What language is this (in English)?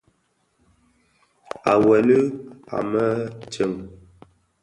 Bafia